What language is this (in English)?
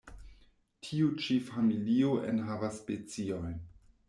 Esperanto